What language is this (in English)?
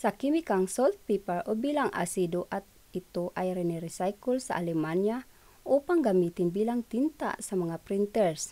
Filipino